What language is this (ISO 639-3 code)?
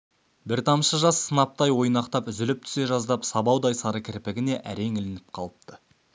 kaz